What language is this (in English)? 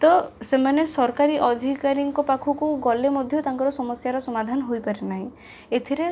Odia